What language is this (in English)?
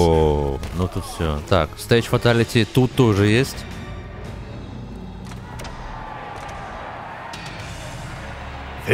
Russian